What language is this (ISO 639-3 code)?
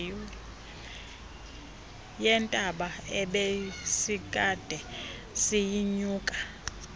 xho